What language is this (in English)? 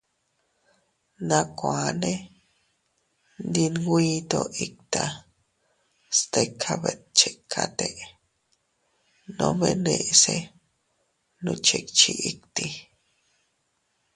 Teutila Cuicatec